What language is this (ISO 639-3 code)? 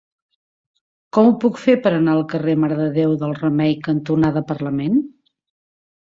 cat